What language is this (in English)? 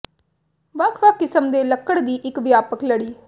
Punjabi